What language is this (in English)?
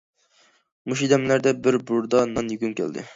Uyghur